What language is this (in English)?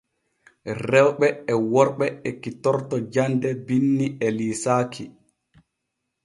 Borgu Fulfulde